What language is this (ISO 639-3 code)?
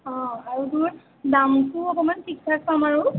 asm